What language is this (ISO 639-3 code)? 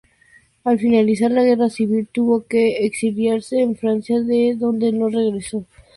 spa